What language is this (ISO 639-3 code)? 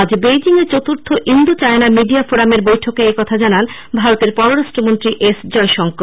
ben